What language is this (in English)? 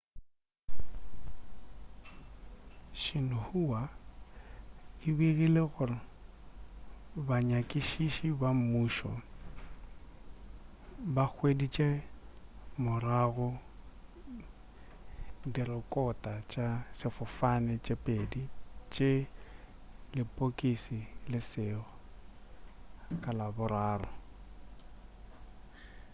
Northern Sotho